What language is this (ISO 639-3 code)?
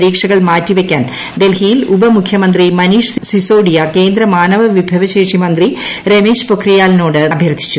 mal